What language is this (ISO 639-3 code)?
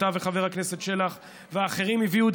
heb